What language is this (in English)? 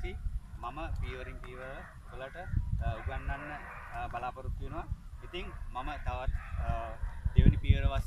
Indonesian